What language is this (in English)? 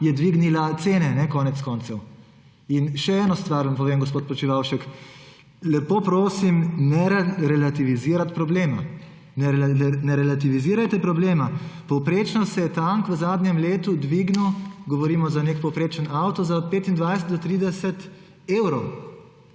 Slovenian